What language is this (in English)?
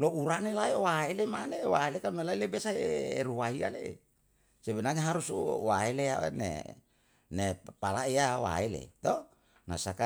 Yalahatan